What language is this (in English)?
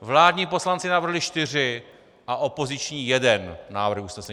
Czech